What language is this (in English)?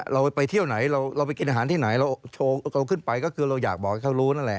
Thai